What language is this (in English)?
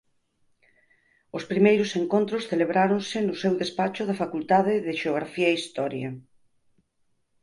Galician